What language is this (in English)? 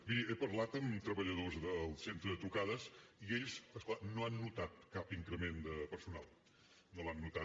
Catalan